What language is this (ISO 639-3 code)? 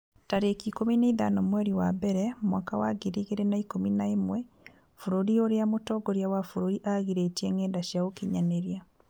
kik